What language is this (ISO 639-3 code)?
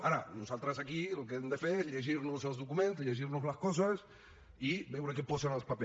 cat